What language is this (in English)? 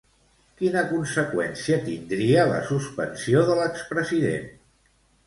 Catalan